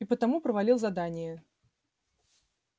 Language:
Russian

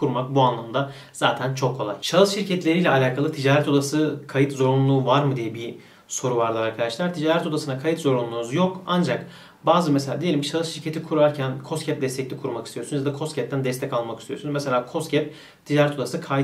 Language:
Turkish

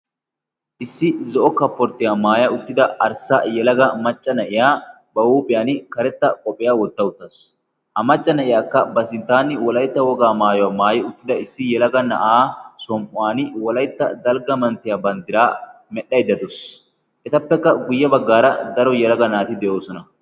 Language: Wolaytta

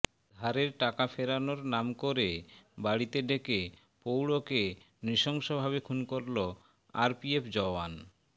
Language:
Bangla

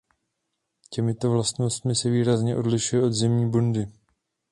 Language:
Czech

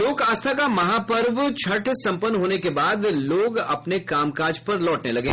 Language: Hindi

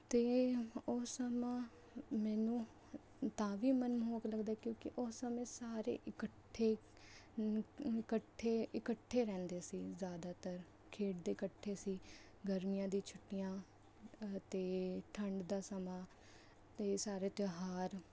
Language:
Punjabi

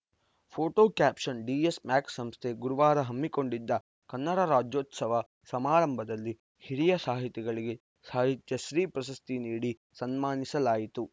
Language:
Kannada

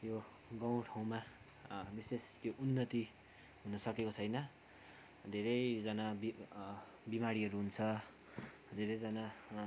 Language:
Nepali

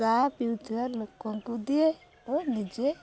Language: Odia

